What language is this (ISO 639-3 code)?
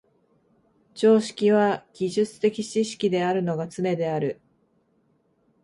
jpn